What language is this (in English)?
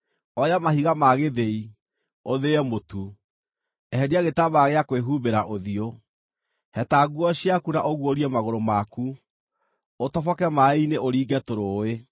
Kikuyu